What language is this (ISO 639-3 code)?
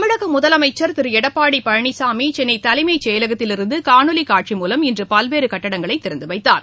tam